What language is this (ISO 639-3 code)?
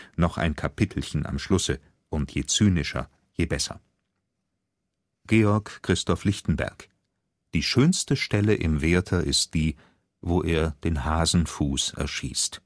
deu